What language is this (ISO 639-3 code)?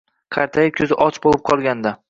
uzb